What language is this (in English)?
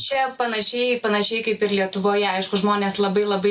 Lithuanian